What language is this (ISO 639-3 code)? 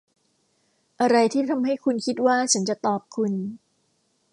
tha